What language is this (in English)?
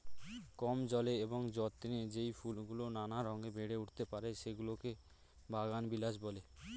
Bangla